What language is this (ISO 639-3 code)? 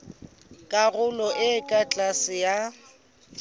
sot